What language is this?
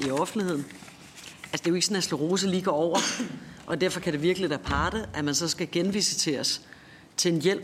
Danish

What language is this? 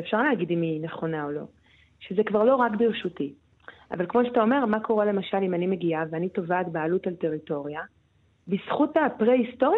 Hebrew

